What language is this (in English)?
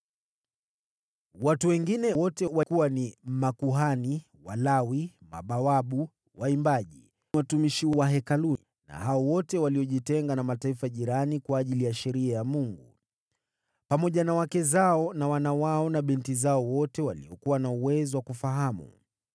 Swahili